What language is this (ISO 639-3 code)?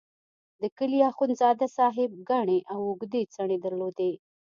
pus